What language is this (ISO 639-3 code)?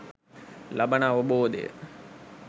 sin